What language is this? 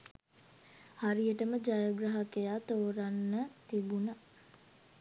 Sinhala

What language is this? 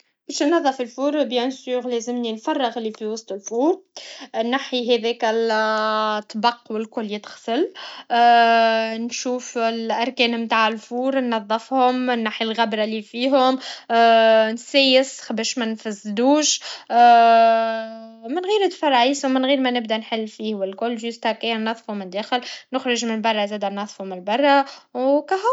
Tunisian Arabic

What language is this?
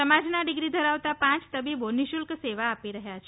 Gujarati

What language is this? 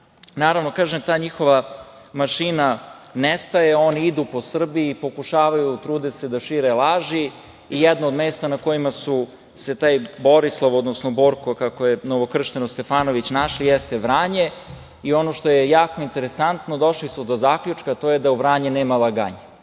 Serbian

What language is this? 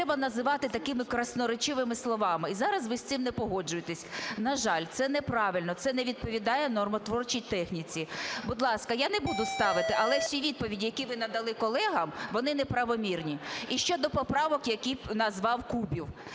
Ukrainian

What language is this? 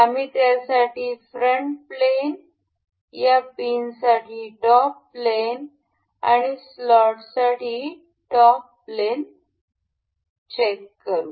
Marathi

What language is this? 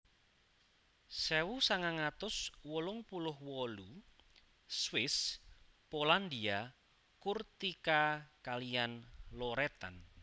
Javanese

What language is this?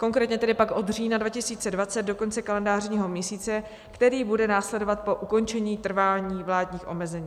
Czech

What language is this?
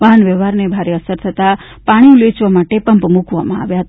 Gujarati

